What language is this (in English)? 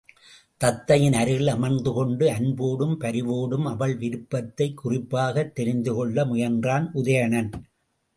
Tamil